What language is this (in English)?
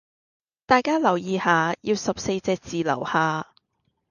Cantonese